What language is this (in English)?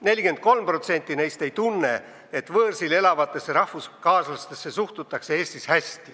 Estonian